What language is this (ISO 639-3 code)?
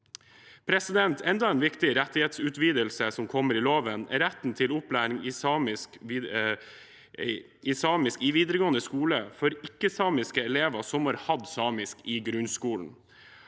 nor